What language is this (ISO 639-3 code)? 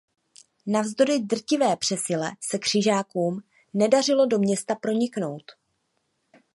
ces